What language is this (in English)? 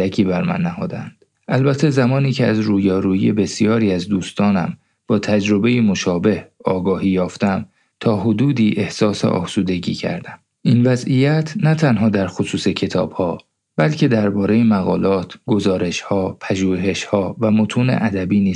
Persian